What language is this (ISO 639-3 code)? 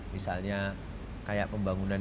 ind